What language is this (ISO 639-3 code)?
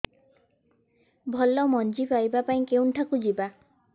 ori